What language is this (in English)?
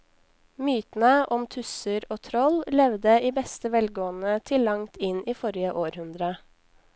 Norwegian